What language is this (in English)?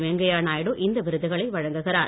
Tamil